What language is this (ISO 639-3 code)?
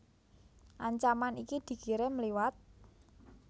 jav